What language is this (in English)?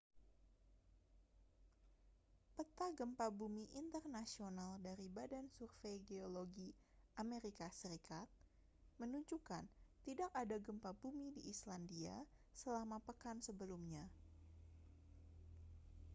Indonesian